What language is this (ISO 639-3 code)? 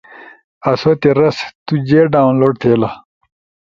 ush